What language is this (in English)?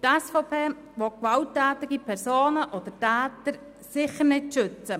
Swiss German